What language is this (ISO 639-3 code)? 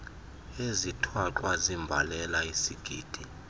xho